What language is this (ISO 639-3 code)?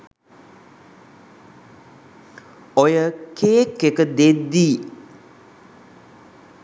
sin